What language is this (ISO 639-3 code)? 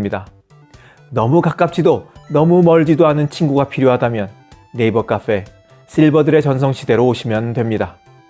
kor